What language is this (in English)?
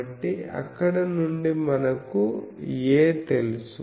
Telugu